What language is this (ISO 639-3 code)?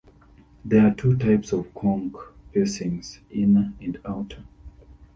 eng